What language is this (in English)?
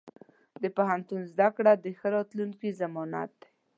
Pashto